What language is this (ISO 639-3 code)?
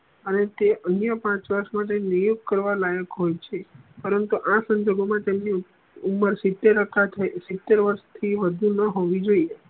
guj